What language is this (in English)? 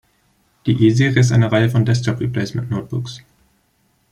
German